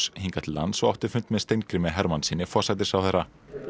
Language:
Icelandic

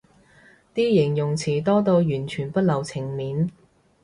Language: Cantonese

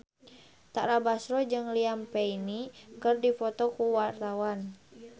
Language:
Sundanese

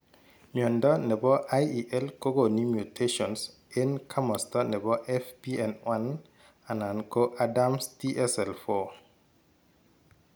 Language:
Kalenjin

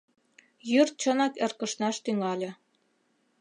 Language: Mari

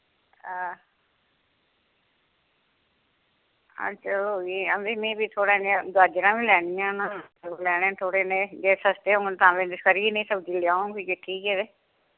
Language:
Dogri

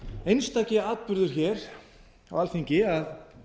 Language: Icelandic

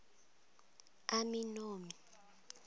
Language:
Venda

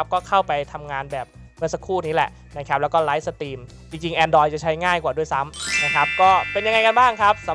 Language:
Thai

